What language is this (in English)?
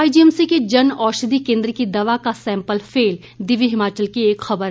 Hindi